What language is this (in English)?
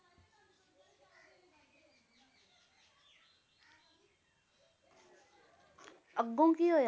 Punjabi